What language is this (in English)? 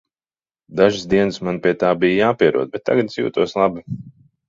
Latvian